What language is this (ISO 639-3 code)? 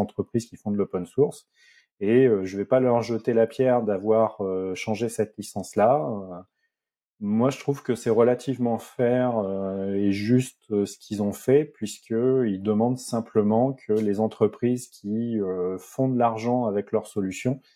fra